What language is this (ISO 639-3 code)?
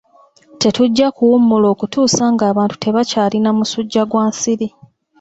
lug